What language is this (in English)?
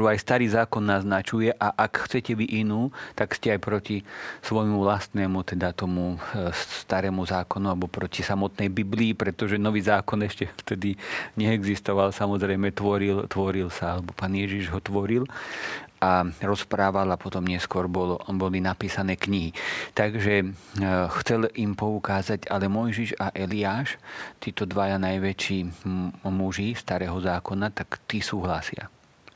Slovak